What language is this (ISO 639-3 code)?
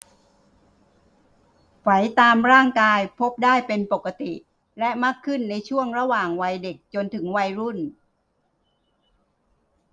tha